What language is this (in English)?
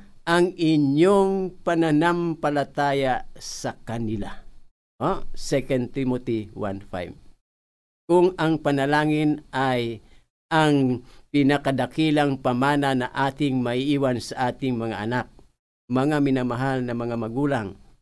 Filipino